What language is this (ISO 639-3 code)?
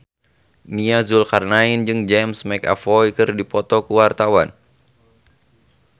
sun